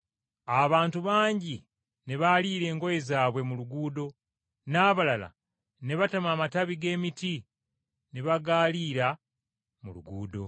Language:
Ganda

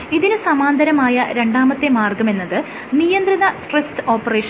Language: Malayalam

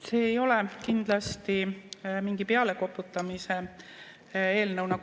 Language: Estonian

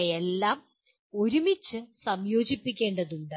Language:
Malayalam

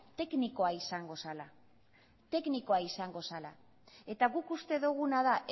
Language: Basque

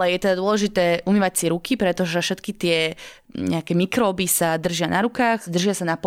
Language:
Slovak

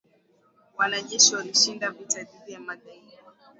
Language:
Swahili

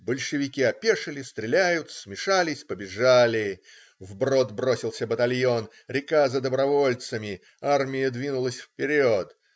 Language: Russian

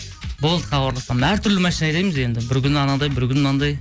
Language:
Kazakh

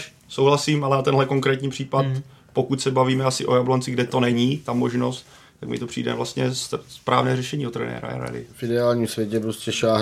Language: Czech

